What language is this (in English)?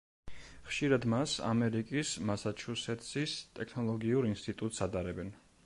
Georgian